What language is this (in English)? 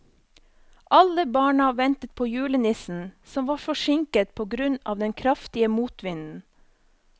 Norwegian